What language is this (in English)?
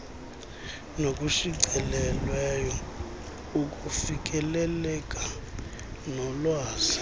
Xhosa